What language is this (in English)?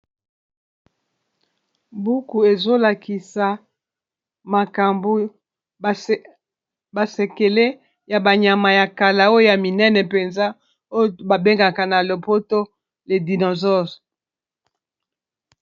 Lingala